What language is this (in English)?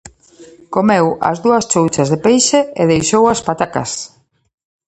Galician